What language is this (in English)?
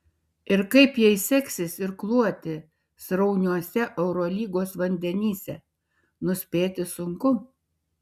Lithuanian